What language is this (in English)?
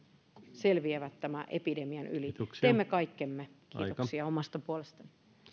Finnish